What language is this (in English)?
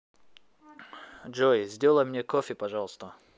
Russian